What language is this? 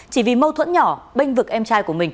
Vietnamese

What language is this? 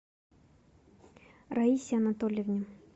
Russian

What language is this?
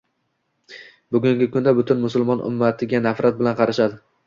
Uzbek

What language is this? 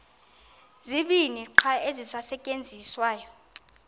Xhosa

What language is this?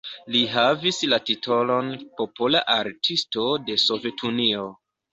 Esperanto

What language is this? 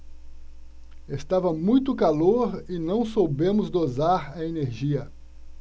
Portuguese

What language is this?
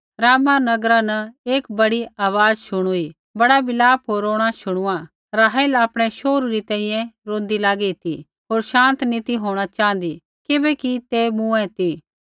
Kullu Pahari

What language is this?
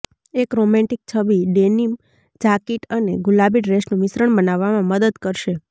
Gujarati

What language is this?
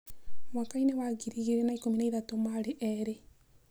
Kikuyu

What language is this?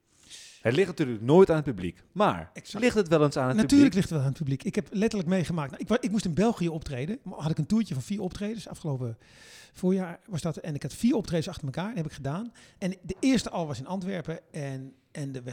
Dutch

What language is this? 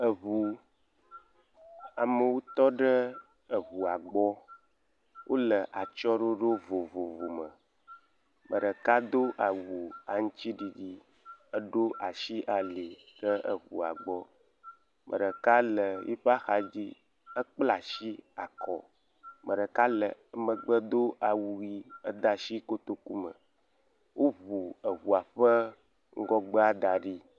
Ewe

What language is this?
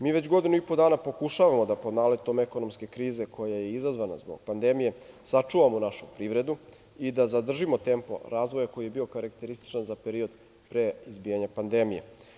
Serbian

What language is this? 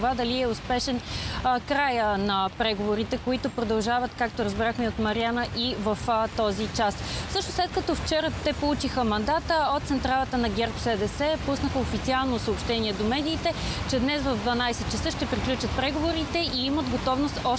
Bulgarian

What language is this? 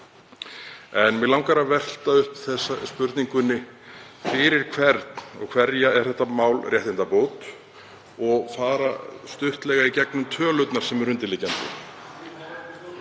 Icelandic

